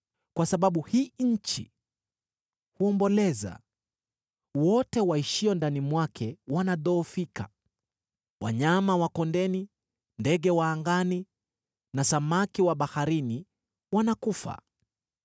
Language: Swahili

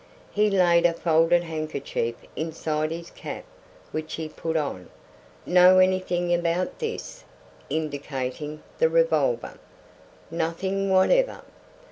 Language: English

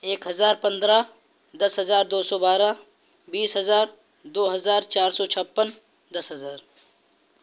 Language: Urdu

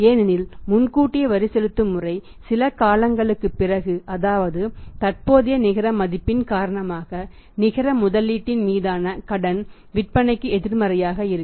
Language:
Tamil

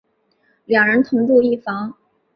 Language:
Chinese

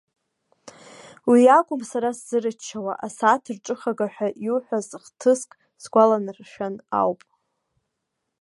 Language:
Abkhazian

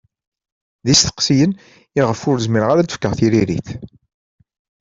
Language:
Kabyle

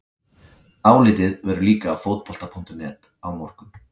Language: Icelandic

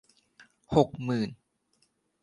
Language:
Thai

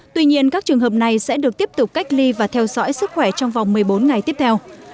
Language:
Vietnamese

